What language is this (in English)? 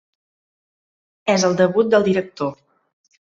Catalan